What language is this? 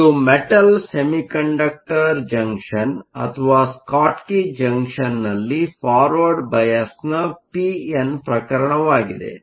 Kannada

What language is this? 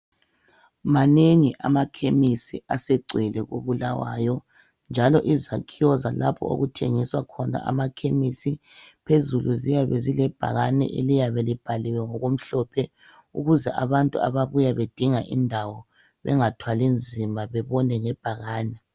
North Ndebele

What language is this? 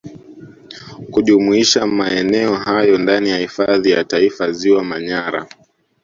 Swahili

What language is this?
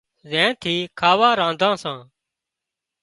Wadiyara Koli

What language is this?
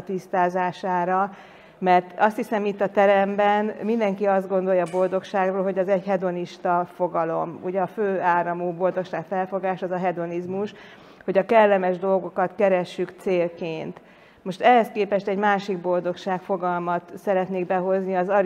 Hungarian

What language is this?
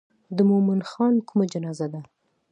Pashto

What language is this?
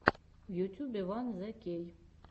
Russian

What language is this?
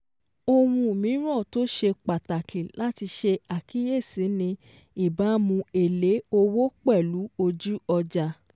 Yoruba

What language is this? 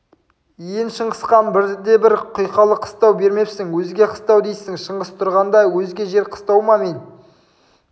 Kazakh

